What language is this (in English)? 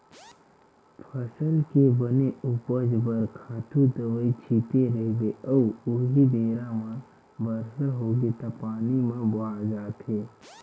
Chhattisgarhi